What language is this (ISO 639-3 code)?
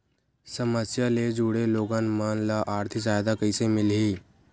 hne